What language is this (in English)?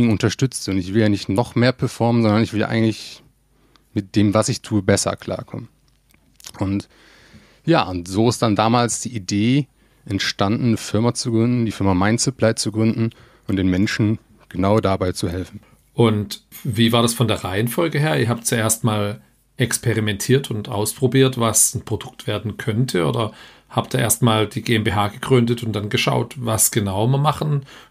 German